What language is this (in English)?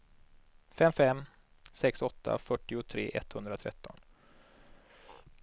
Swedish